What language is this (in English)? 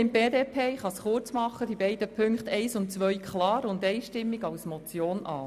Swiss German